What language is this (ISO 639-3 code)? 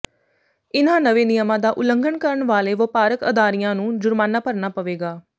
pan